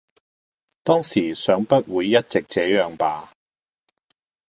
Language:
Cantonese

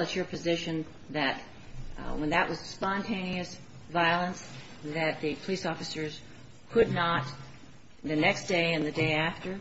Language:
English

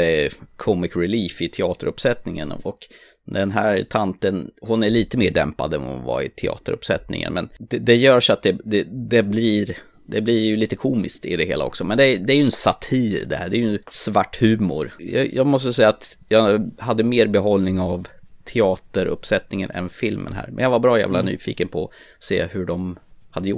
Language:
Swedish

